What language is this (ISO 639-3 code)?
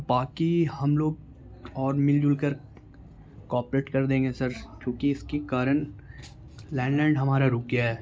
urd